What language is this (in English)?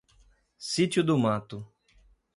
Portuguese